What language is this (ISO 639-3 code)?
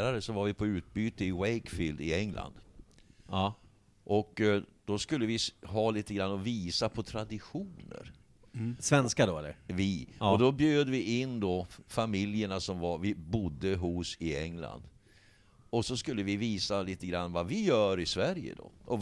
swe